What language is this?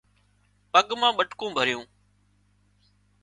Wadiyara Koli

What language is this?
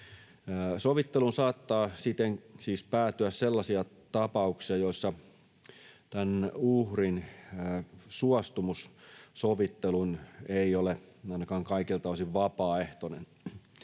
Finnish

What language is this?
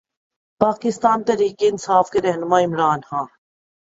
Urdu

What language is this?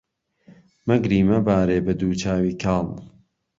Central Kurdish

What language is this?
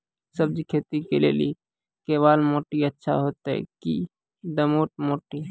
Maithili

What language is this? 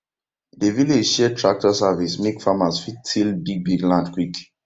Nigerian Pidgin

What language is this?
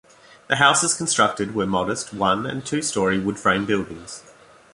English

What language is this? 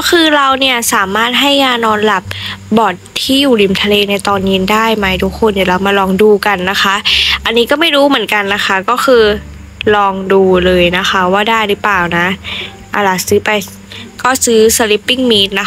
Thai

